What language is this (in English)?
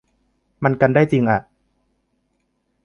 Thai